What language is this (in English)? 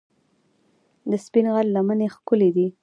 Pashto